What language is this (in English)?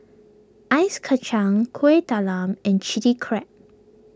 English